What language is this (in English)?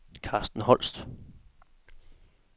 Danish